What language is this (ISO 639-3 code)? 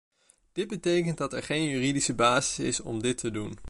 nld